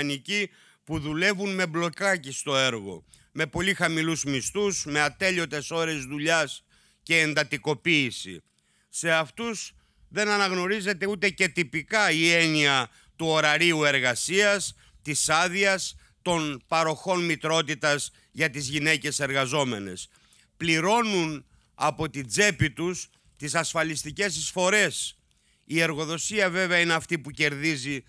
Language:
Greek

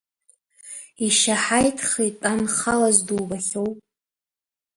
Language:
Abkhazian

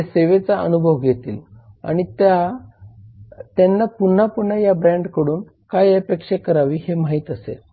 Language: Marathi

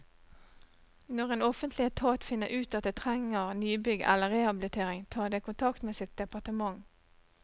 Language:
Norwegian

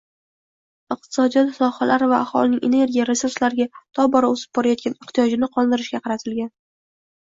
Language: Uzbek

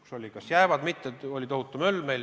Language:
Estonian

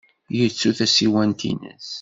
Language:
Kabyle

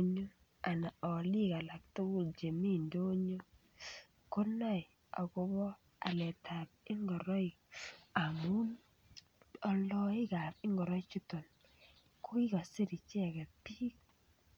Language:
Kalenjin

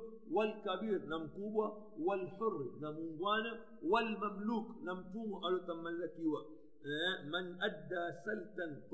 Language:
Swahili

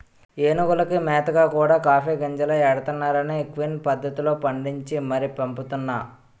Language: Telugu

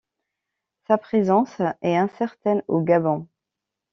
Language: French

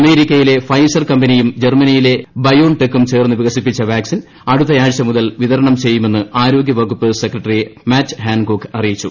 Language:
Malayalam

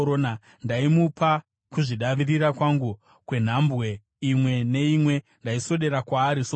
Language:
Shona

